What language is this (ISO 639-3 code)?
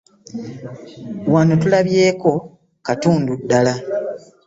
lug